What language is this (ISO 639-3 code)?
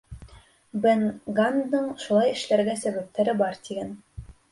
bak